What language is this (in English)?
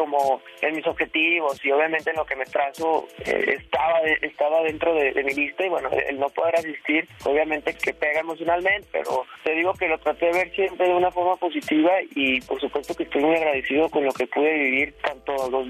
Spanish